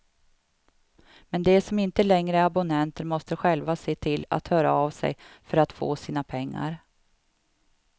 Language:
Swedish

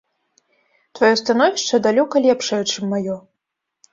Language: Belarusian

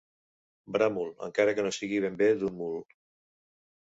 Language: Catalan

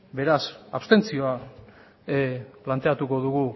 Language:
Basque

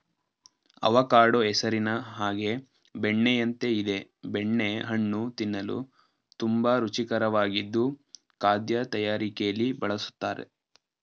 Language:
Kannada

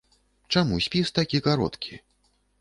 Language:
Belarusian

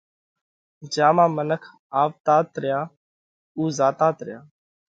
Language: Parkari Koli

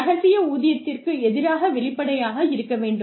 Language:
Tamil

